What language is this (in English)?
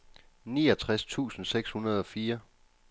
Danish